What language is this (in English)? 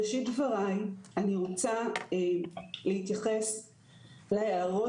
Hebrew